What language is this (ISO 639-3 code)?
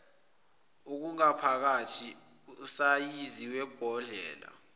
zul